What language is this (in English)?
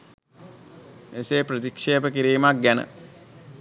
Sinhala